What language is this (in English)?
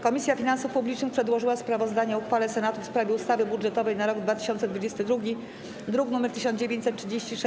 Polish